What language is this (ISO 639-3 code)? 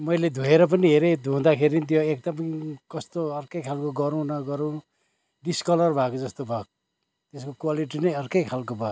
nep